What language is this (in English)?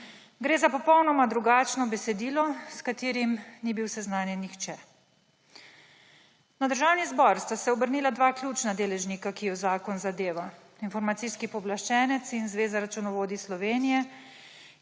Slovenian